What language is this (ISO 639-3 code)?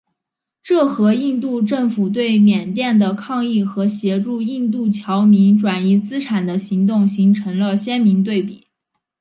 zho